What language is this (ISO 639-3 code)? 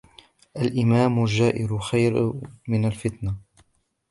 ara